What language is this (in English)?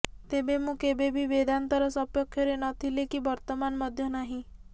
Odia